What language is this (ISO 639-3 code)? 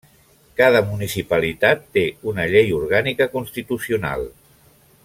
cat